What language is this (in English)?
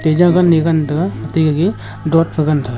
Wancho Naga